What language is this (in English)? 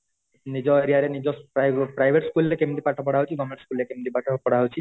Odia